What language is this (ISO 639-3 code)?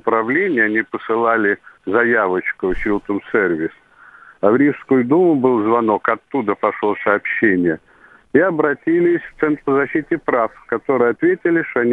rus